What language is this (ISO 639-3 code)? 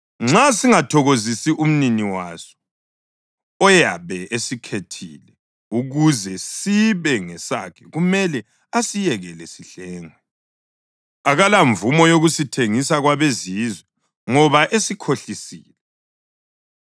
nde